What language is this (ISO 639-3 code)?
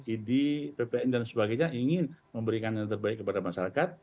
ind